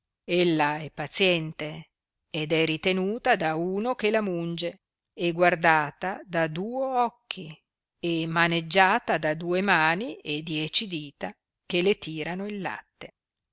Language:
Italian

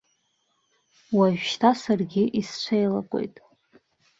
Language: Abkhazian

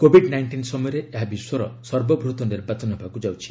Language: Odia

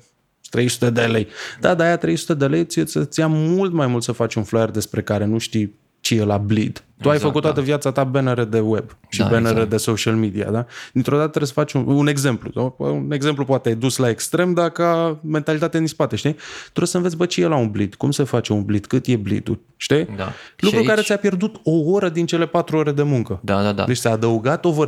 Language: Romanian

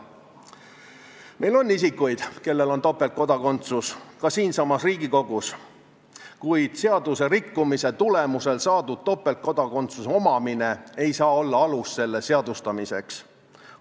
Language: Estonian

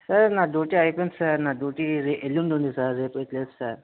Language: Telugu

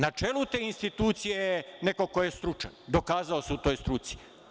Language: Serbian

